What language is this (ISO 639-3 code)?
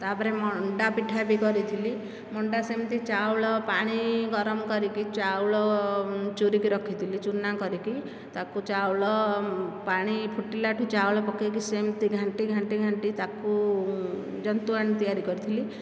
ori